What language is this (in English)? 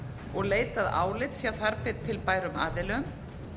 Icelandic